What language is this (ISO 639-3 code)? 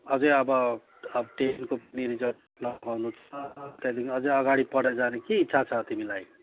nep